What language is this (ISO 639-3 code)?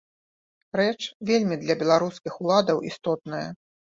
bel